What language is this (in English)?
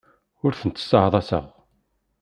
Kabyle